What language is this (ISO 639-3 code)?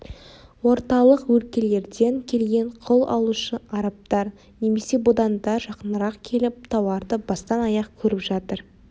kaz